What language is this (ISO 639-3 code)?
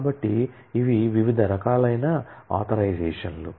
tel